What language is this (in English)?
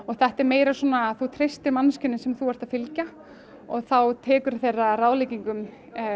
Icelandic